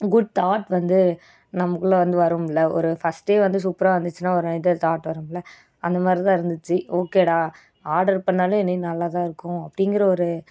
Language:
Tamil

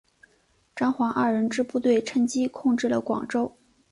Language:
Chinese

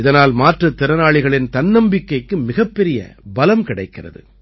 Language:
Tamil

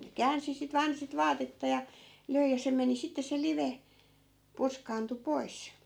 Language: Finnish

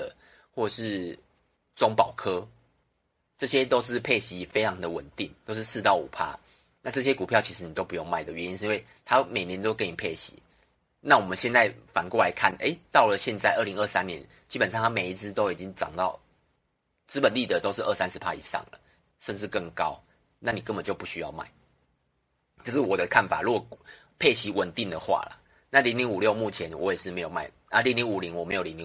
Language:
Chinese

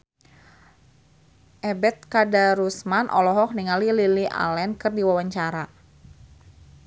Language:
Sundanese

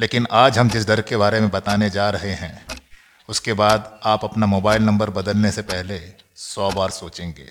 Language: Hindi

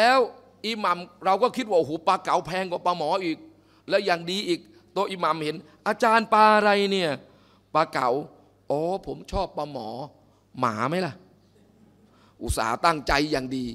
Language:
Thai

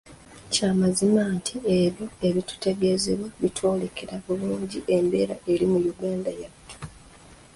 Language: Ganda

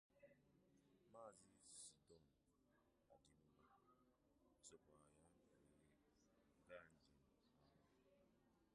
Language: Igbo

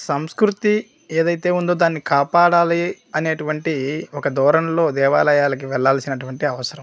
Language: Telugu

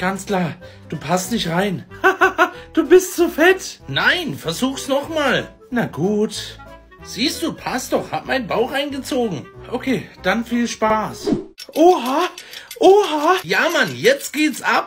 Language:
German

